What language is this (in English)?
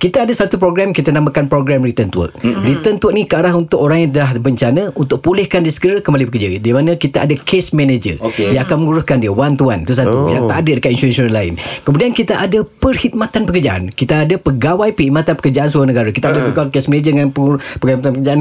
Malay